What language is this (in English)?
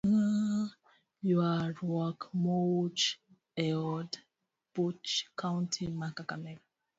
Luo (Kenya and Tanzania)